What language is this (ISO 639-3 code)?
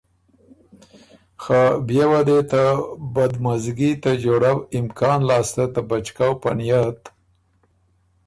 oru